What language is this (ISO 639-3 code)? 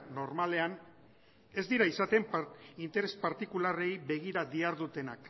eus